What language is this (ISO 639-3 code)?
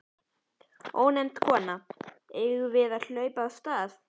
isl